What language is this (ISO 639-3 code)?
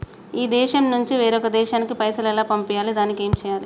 tel